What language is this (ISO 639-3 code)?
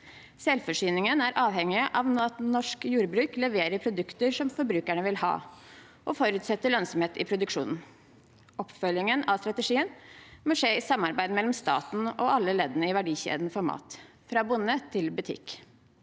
nor